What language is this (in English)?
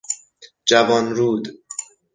Persian